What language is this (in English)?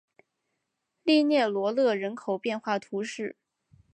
Chinese